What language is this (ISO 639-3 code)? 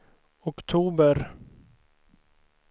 swe